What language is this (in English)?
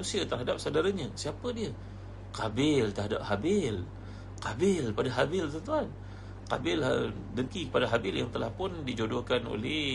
Malay